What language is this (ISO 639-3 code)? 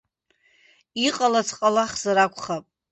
abk